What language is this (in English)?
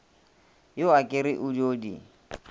Northern Sotho